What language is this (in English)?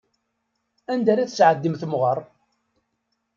Kabyle